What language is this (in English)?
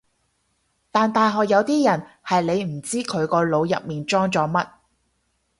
Cantonese